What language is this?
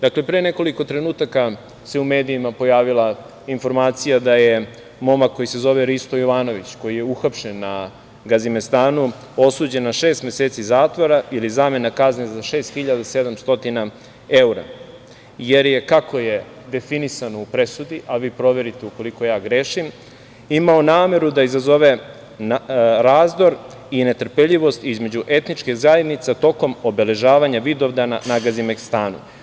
Serbian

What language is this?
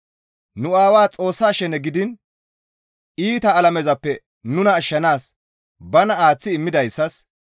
Gamo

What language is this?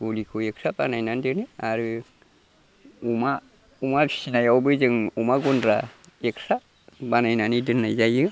Bodo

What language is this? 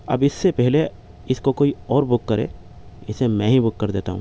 Urdu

